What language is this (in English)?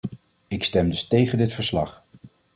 Dutch